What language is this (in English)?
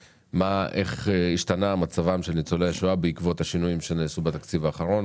Hebrew